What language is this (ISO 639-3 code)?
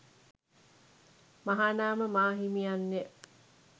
sin